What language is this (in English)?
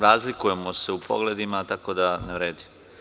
Serbian